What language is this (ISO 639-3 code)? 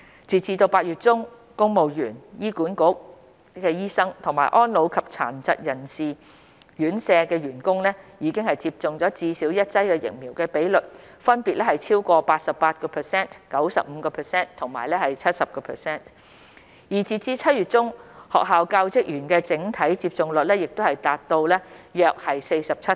yue